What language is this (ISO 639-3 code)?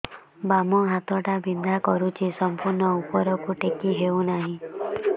ori